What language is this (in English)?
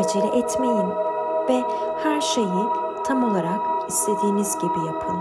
Turkish